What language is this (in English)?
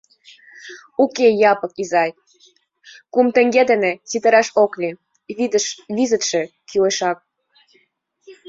Mari